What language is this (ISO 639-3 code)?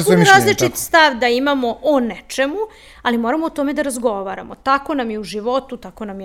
hrv